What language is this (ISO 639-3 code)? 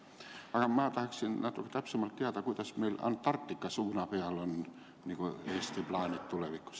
est